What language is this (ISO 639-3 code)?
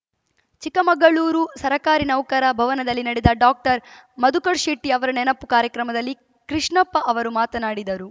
kan